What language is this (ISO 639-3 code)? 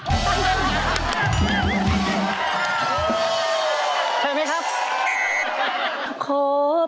tha